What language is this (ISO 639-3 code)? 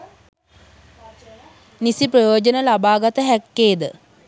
sin